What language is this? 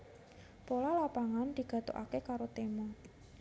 Javanese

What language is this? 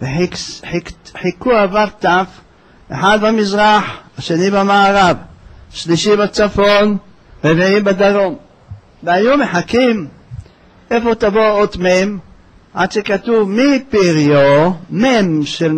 Hebrew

